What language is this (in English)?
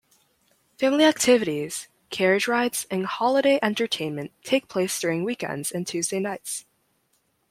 English